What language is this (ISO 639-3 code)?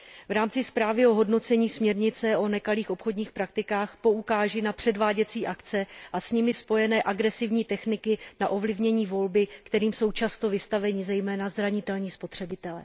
ces